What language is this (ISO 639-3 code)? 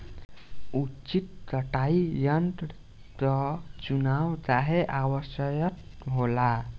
bho